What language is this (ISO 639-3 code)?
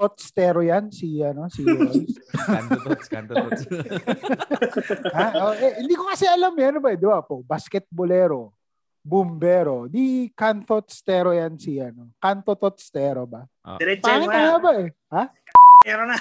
fil